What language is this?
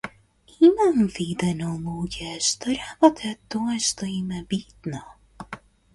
Macedonian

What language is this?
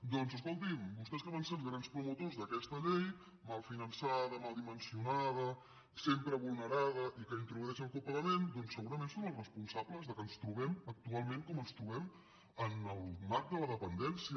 Catalan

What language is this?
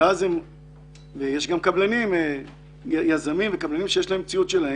Hebrew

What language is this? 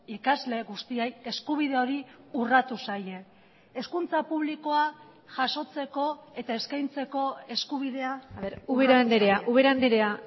Basque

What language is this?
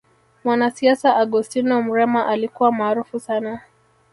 Swahili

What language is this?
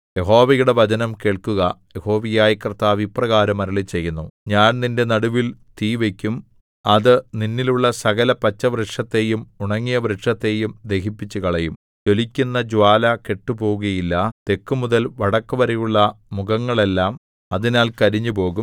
Malayalam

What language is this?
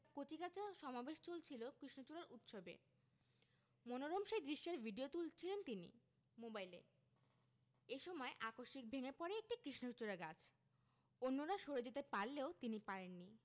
Bangla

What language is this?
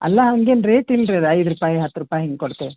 Kannada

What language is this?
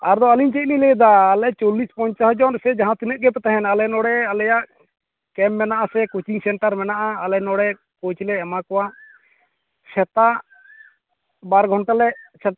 Santali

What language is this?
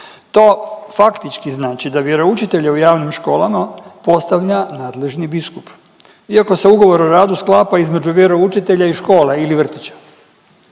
Croatian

